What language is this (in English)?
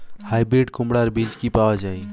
Bangla